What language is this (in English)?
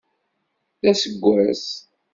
Kabyle